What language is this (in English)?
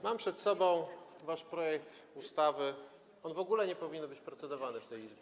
Polish